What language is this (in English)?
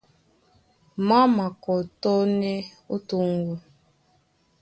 Duala